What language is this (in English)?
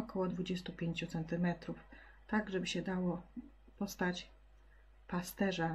Polish